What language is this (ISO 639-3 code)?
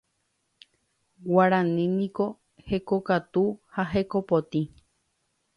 grn